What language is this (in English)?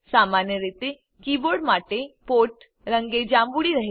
Gujarati